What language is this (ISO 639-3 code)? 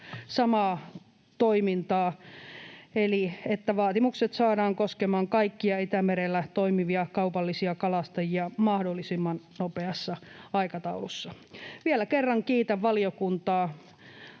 fin